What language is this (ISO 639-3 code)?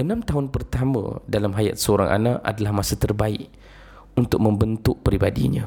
msa